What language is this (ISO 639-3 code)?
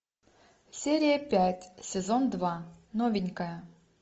rus